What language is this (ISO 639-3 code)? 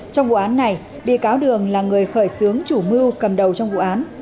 vie